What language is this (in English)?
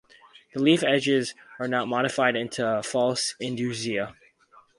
English